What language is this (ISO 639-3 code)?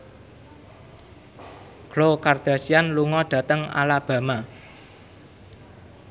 jav